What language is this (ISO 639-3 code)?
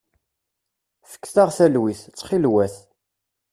kab